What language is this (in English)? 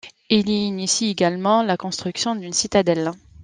French